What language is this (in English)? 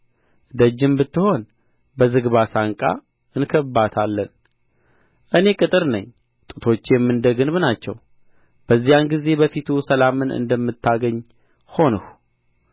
Amharic